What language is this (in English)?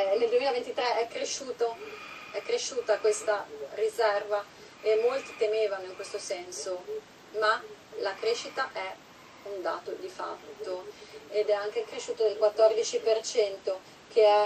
Italian